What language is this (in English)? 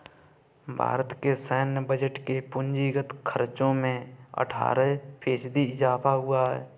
Hindi